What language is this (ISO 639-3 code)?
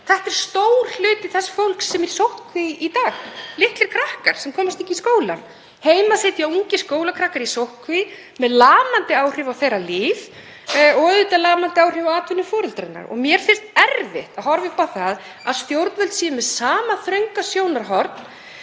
isl